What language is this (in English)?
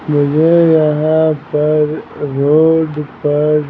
Hindi